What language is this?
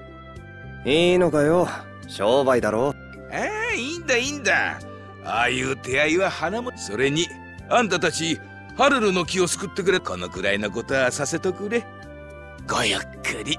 Japanese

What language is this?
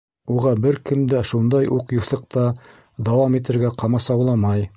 Bashkir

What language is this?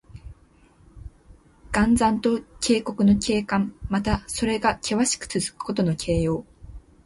Japanese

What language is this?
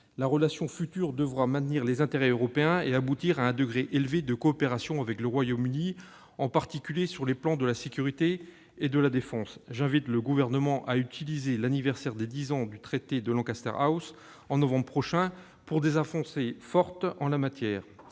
French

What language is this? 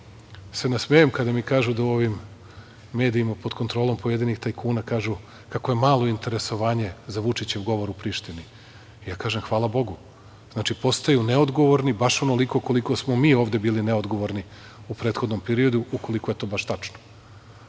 Serbian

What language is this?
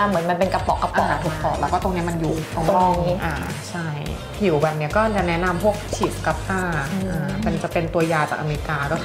Thai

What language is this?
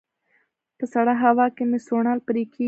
Pashto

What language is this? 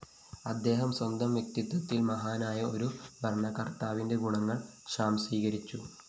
Malayalam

